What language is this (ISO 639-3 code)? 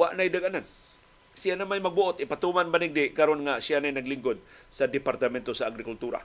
fil